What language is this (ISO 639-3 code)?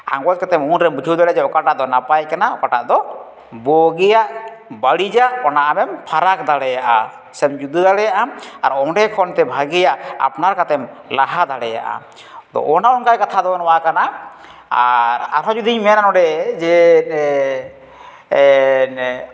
sat